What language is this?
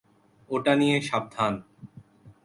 Bangla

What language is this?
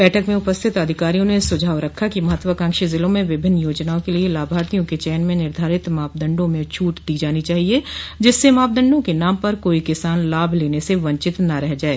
Hindi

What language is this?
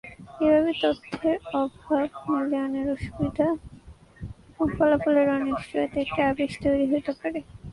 Bangla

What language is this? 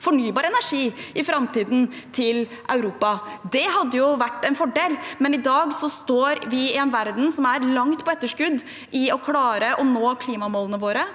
Norwegian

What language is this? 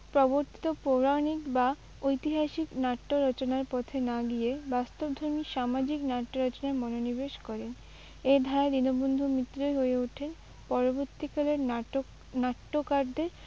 Bangla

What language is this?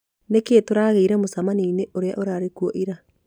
Kikuyu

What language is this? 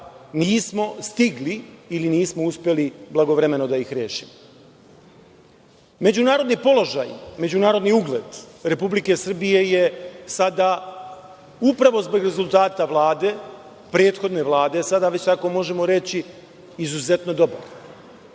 Serbian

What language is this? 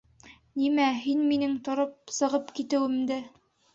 Bashkir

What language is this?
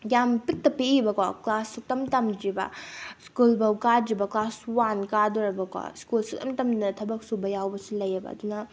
Manipuri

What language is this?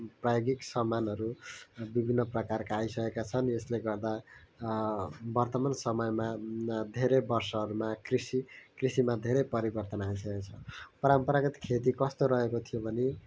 Nepali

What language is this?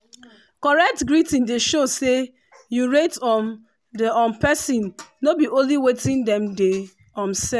Nigerian Pidgin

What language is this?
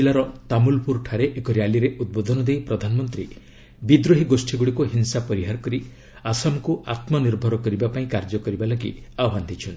Odia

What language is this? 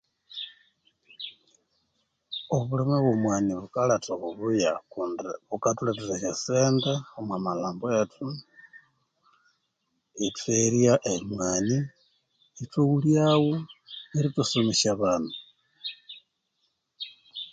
Konzo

